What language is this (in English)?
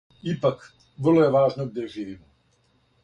Serbian